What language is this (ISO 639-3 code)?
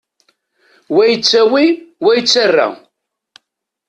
kab